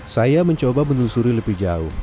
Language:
Indonesian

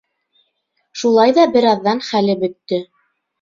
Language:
Bashkir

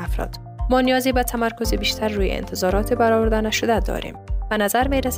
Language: Persian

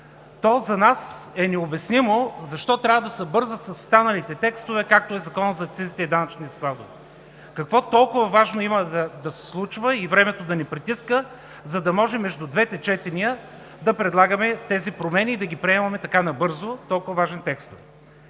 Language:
Bulgarian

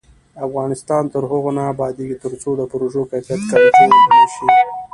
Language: Pashto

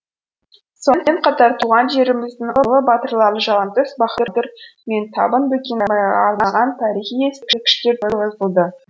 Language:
Kazakh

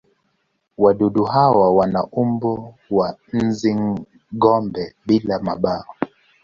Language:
Swahili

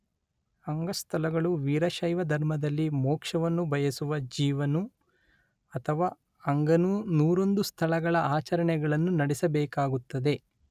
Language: Kannada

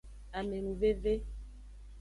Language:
Aja (Benin)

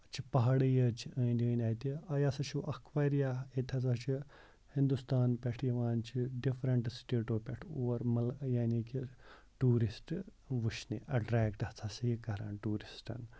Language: Kashmiri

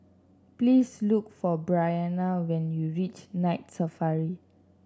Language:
English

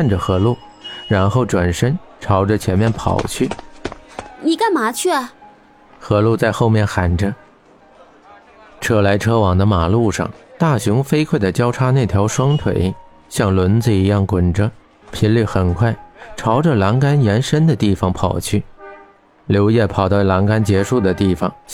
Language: Chinese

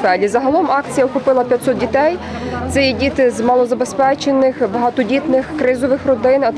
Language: Ukrainian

